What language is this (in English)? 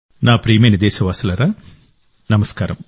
Telugu